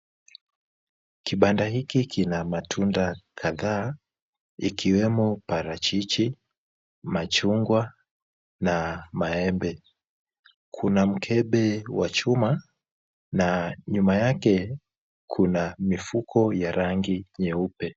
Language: Swahili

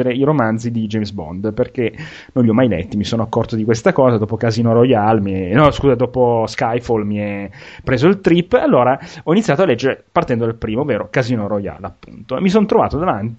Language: Italian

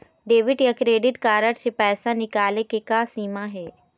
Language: Chhattisgarhi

